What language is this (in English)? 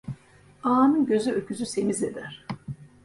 Turkish